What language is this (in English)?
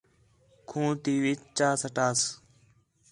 Khetrani